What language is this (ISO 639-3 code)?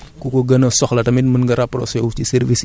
wol